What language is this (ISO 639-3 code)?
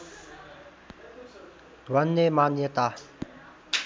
nep